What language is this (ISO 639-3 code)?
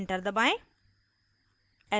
hin